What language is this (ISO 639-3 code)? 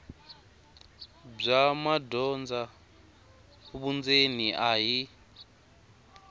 tso